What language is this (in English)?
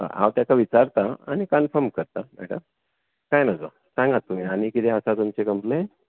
Konkani